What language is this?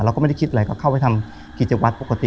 Thai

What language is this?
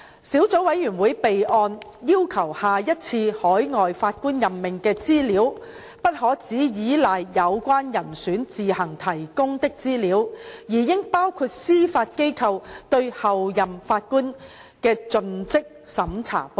Cantonese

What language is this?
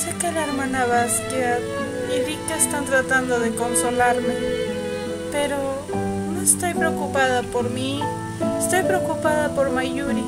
Spanish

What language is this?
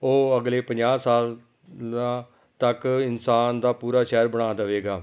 Punjabi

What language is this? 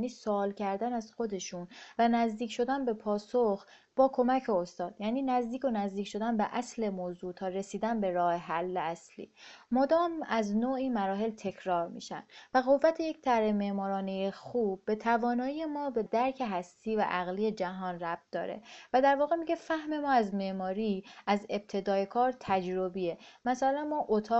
Persian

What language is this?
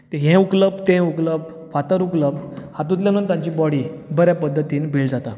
Konkani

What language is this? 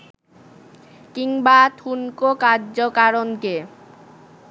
Bangla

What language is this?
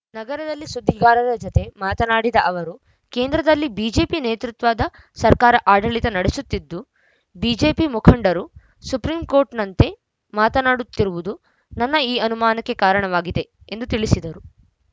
Kannada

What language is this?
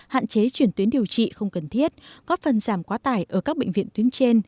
Vietnamese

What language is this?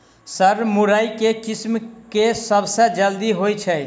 Maithili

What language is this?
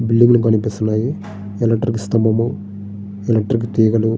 Telugu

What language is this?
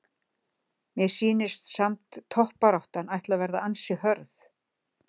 Icelandic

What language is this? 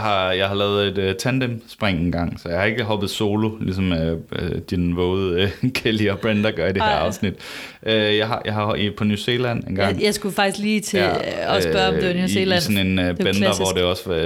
Danish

